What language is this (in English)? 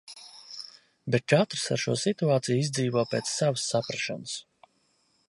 Latvian